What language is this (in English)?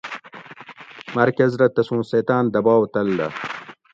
Gawri